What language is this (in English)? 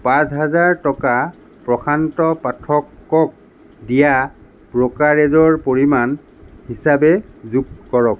Assamese